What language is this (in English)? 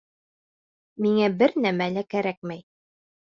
Bashkir